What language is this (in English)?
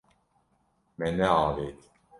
Kurdish